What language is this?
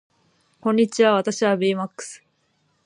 Japanese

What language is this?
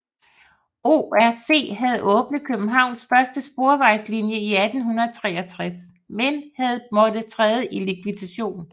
Danish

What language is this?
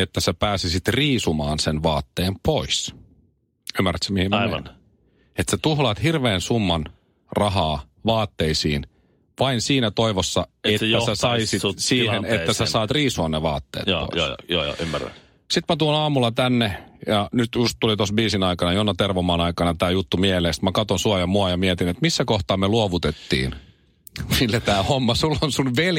Finnish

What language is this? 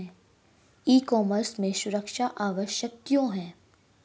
Hindi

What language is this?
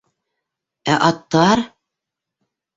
Bashkir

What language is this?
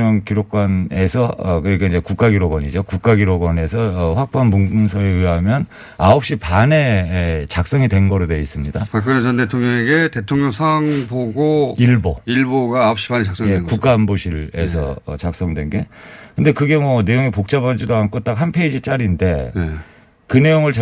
Korean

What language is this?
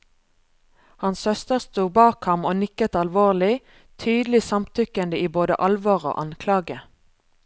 Norwegian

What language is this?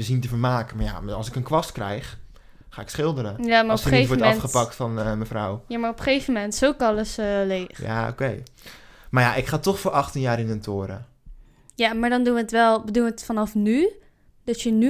Dutch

